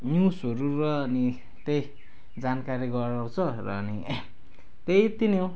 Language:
Nepali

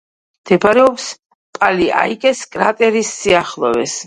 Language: Georgian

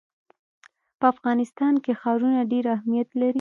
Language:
Pashto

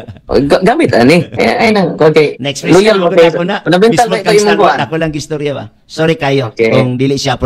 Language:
Filipino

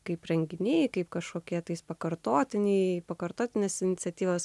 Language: Lithuanian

